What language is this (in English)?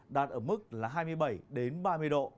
Vietnamese